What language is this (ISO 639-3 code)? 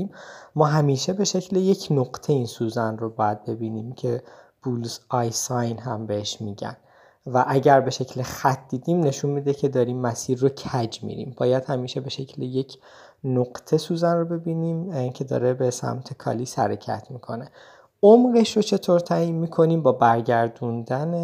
fas